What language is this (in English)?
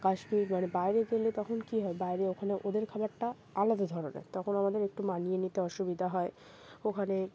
Bangla